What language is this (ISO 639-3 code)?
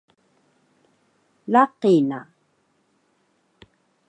trv